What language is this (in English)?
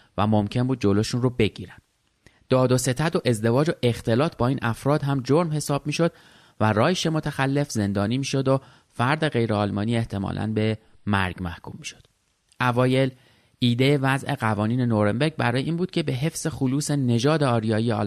Persian